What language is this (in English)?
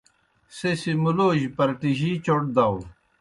Kohistani Shina